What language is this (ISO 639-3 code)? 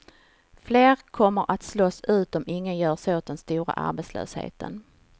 swe